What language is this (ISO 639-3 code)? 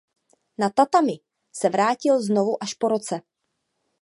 ces